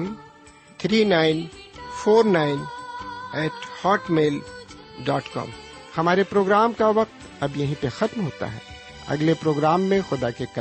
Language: Urdu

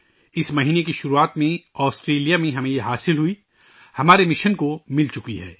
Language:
Urdu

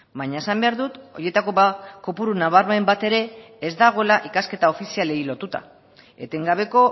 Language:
Basque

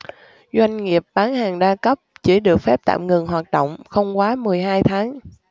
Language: Vietnamese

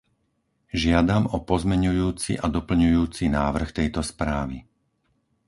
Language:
Slovak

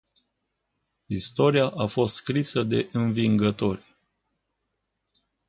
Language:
Romanian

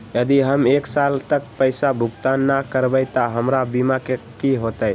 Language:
Magahi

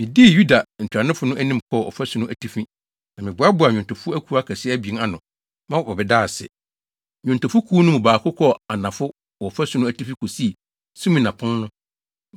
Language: Akan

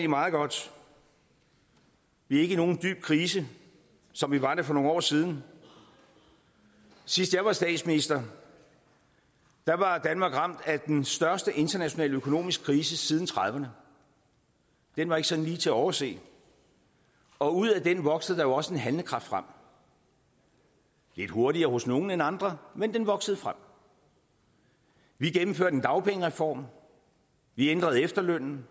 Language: Danish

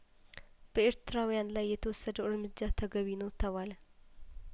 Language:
Amharic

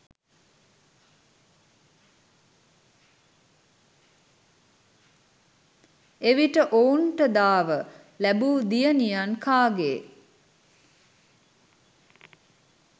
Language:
Sinhala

